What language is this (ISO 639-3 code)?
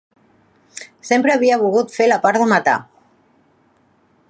cat